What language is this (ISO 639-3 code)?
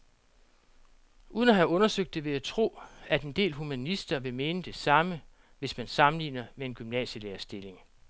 dan